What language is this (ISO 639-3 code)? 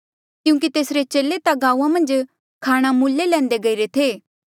mjl